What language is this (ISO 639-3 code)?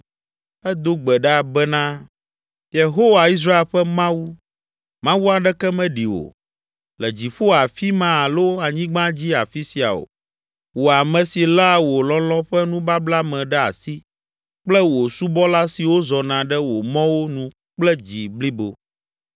ewe